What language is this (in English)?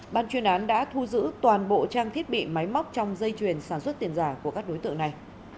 Vietnamese